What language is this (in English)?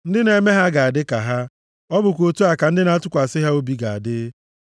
Igbo